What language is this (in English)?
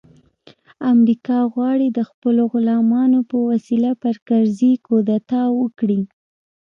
Pashto